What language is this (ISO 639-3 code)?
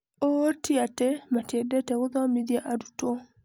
kik